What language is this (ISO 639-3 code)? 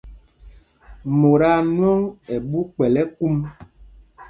mgg